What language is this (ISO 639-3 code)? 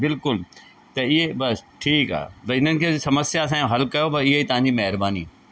snd